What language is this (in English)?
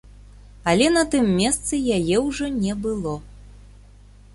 Belarusian